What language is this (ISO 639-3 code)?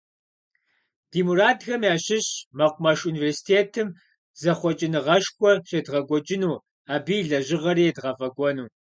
kbd